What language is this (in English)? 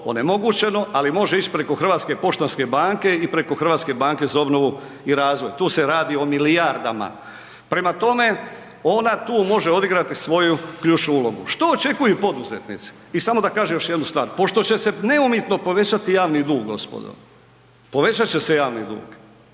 Croatian